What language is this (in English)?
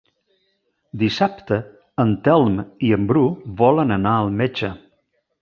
Catalan